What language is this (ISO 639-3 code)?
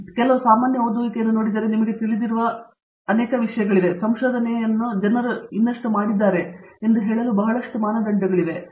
kan